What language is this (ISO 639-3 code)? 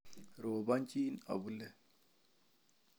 kln